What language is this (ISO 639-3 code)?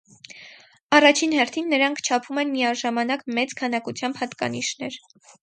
hye